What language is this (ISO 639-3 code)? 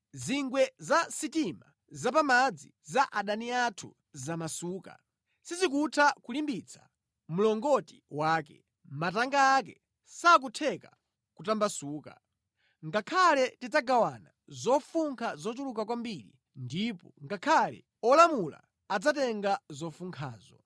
nya